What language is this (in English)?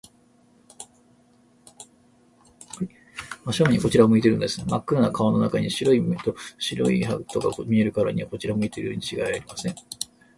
Japanese